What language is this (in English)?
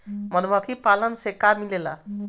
Bhojpuri